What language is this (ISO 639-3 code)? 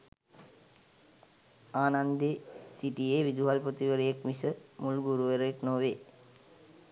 sin